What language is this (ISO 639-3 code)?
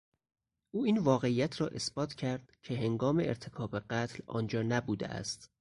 fas